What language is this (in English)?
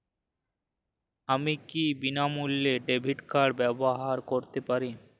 Bangla